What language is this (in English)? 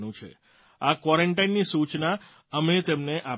Gujarati